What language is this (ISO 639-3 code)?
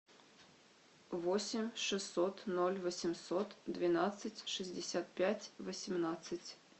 rus